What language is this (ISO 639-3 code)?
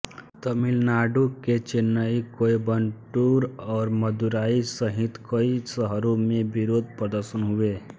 hin